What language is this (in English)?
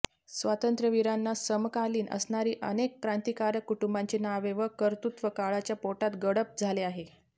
Marathi